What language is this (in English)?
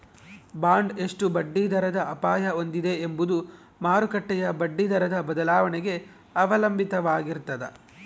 Kannada